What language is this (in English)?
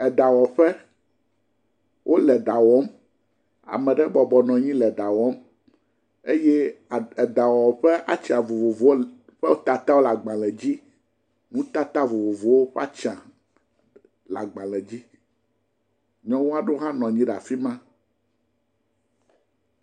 Ewe